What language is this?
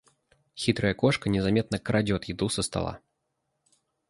Russian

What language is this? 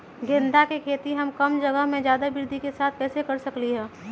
Magahi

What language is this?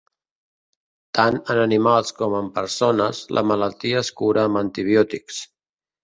Catalan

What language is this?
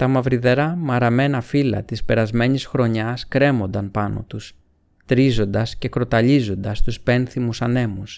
Greek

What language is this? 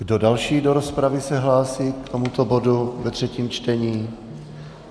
Czech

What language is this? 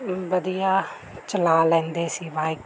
Punjabi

